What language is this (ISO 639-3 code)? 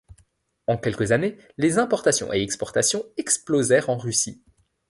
fra